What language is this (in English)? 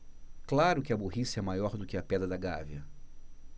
Portuguese